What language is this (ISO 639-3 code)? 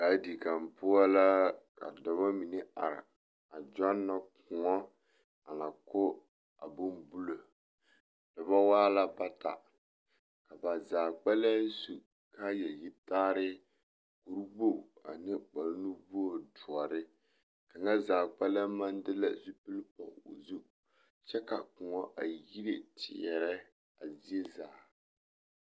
dga